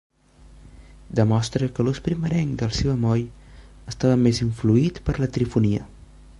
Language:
Catalan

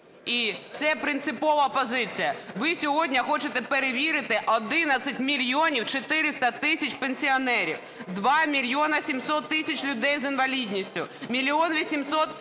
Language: Ukrainian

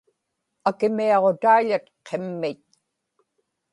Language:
Inupiaq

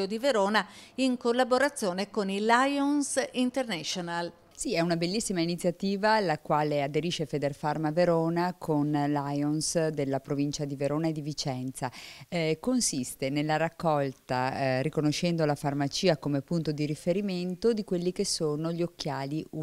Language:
Italian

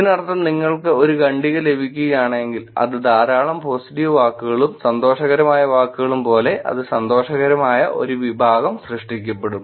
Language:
Malayalam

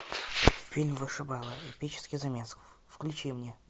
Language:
Russian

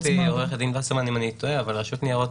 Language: Hebrew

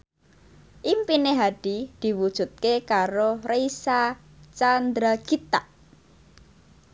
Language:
Javanese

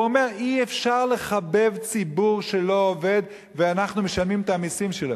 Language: Hebrew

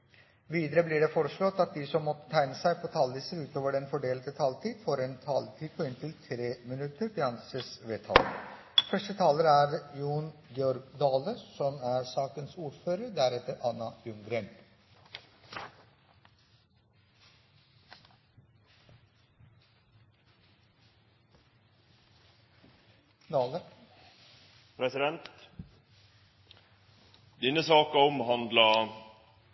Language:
Norwegian Bokmål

